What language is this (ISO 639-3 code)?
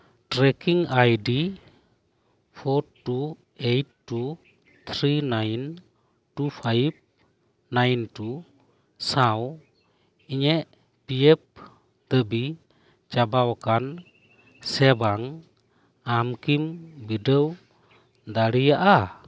sat